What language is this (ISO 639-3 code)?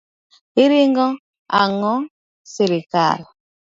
luo